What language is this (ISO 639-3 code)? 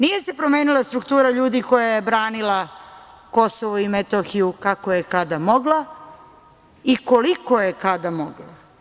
srp